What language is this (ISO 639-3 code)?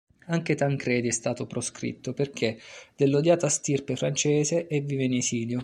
ita